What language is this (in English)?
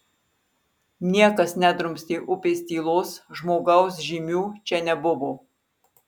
Lithuanian